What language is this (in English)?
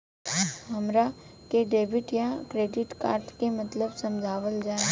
Bhojpuri